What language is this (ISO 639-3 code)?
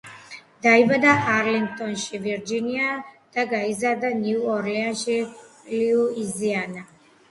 kat